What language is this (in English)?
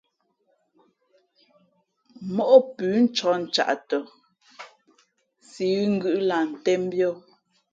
Fe'fe'